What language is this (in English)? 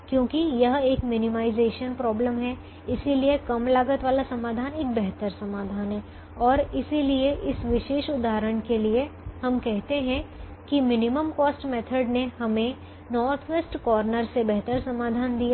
Hindi